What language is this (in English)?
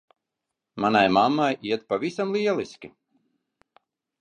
Latvian